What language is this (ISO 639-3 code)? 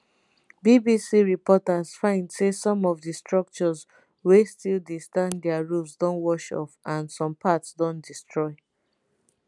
pcm